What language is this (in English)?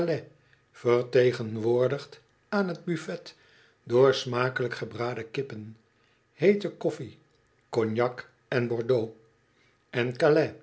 Dutch